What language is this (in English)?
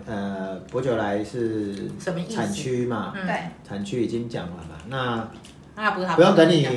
Chinese